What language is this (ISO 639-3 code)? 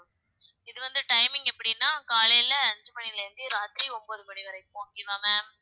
tam